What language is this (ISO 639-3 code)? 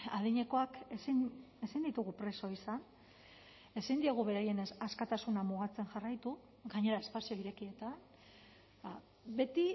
eus